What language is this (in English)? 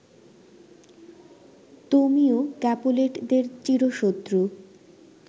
Bangla